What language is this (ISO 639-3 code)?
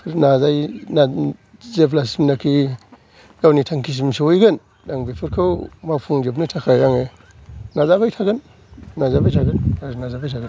brx